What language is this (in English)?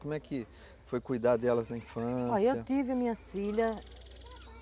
Portuguese